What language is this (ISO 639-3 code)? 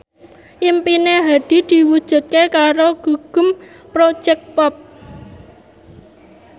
jav